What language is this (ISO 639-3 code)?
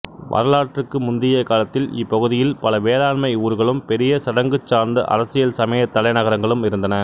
tam